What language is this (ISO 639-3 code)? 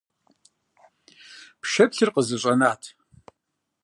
kbd